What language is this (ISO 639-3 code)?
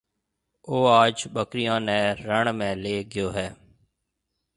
mve